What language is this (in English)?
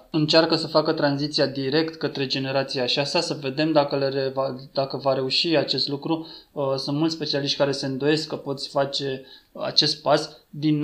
Romanian